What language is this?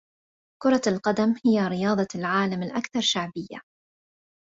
Arabic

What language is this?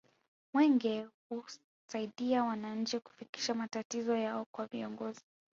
Swahili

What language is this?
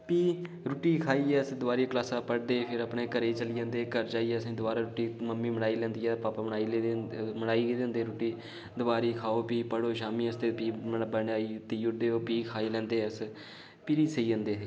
Dogri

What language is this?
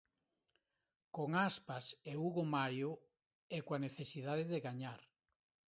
Galician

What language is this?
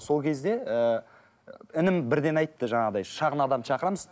Kazakh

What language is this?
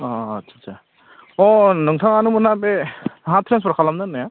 Bodo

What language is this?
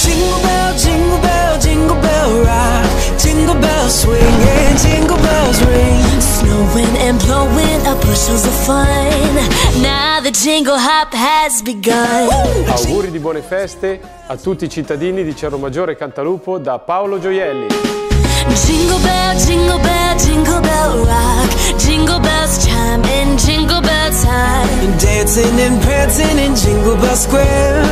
Italian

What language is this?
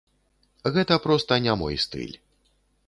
Belarusian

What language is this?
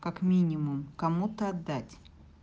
Russian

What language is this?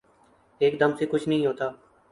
Urdu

